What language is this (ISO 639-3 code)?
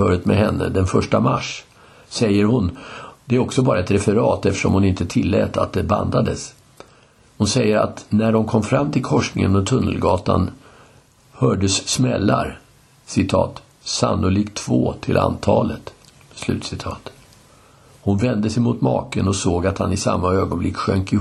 swe